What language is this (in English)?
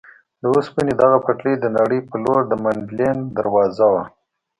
Pashto